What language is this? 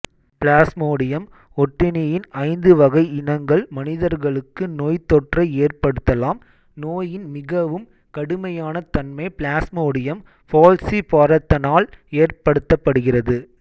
Tamil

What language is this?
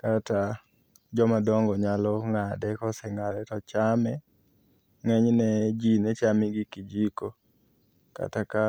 Luo (Kenya and Tanzania)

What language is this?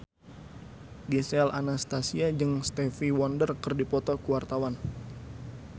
Sundanese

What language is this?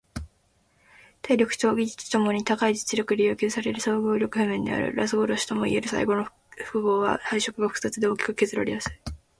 Japanese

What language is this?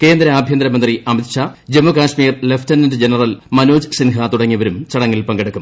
Malayalam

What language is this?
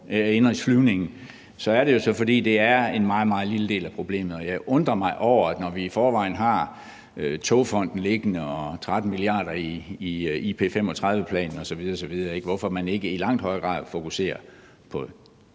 Danish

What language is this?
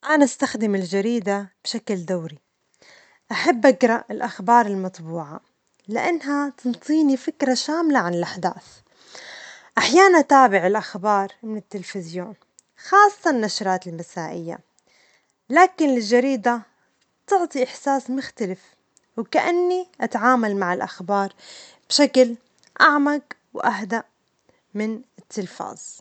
Omani Arabic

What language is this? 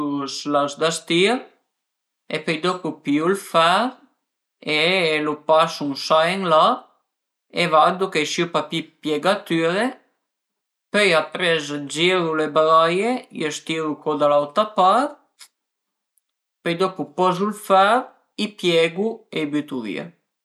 Piedmontese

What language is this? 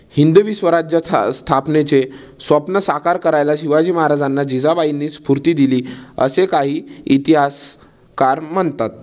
Marathi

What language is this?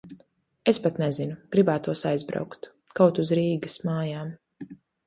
Latvian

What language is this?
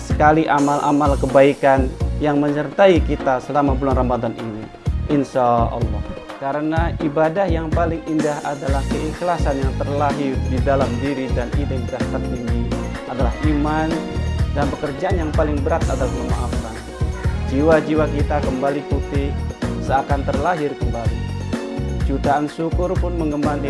Indonesian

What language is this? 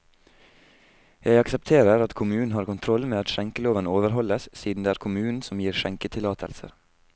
Norwegian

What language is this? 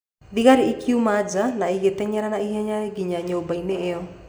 Kikuyu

